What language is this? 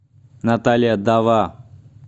Russian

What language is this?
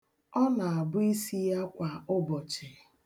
Igbo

